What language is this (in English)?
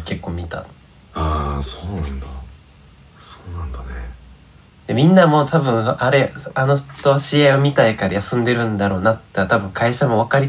Japanese